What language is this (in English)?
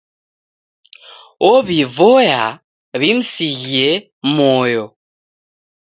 Taita